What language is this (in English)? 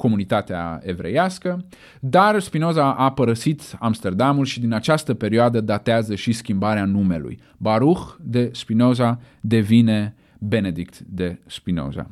Romanian